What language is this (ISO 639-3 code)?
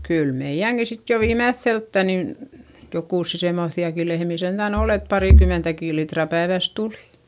fin